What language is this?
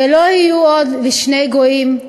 Hebrew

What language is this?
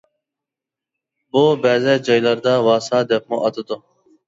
Uyghur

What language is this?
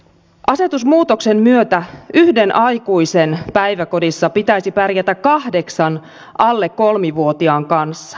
Finnish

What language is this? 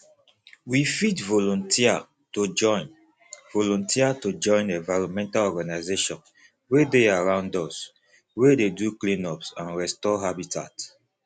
Nigerian Pidgin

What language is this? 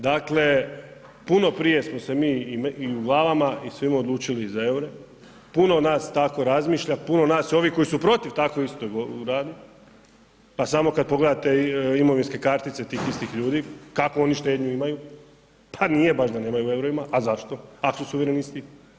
Croatian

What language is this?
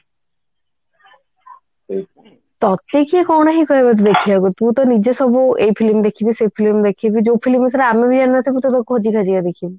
Odia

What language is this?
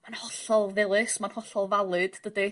Welsh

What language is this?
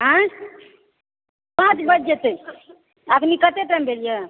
Maithili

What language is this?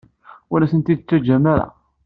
Kabyle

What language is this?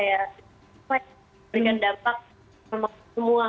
Indonesian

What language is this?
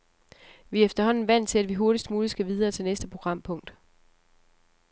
Danish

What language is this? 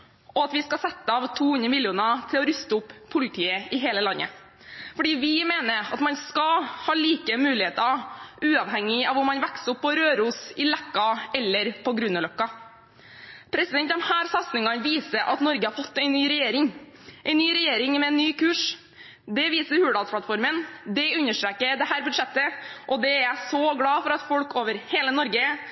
Norwegian Bokmål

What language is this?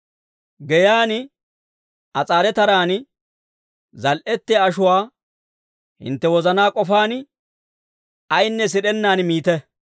Dawro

